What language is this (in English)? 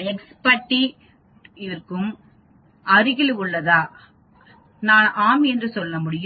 Tamil